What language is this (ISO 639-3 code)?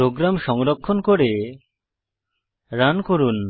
ben